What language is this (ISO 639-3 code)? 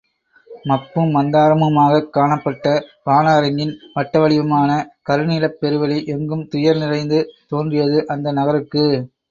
tam